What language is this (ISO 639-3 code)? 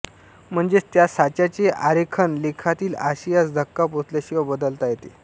mar